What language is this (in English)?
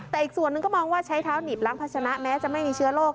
Thai